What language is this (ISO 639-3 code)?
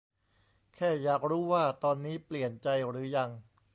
tha